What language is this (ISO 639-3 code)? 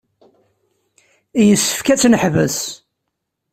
kab